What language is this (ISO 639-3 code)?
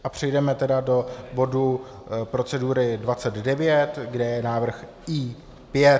ces